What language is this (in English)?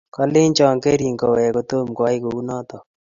Kalenjin